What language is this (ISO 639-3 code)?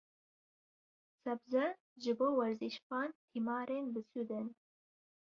kur